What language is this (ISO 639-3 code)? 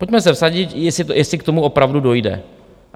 ces